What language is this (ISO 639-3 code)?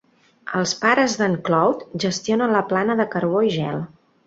cat